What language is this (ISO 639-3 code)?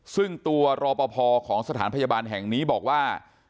tha